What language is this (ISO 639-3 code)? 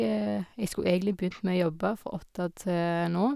nor